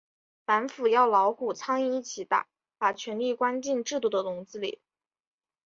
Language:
Chinese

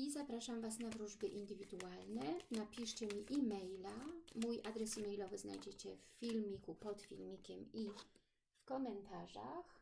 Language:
Polish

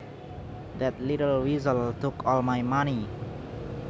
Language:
Javanese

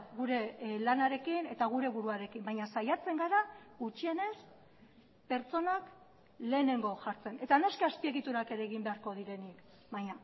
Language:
Basque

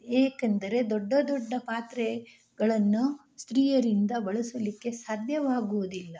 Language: Kannada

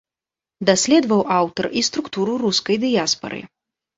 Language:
Belarusian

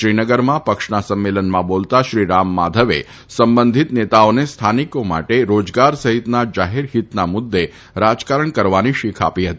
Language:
Gujarati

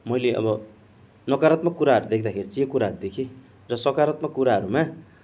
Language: Nepali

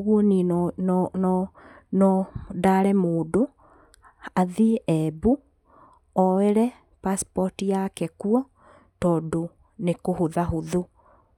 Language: Kikuyu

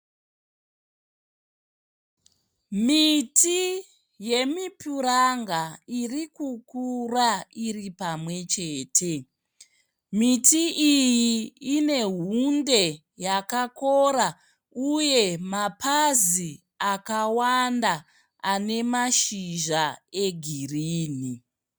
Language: Shona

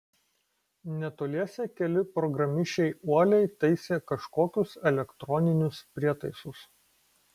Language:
Lithuanian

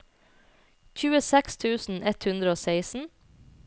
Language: Norwegian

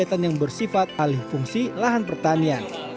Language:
Indonesian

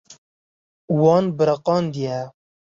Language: Kurdish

